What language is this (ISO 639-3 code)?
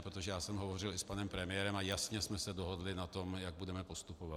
ces